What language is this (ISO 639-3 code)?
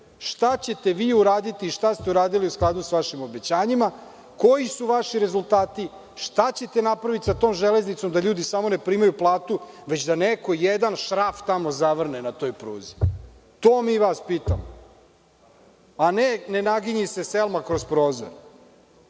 srp